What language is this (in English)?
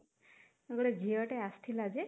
Odia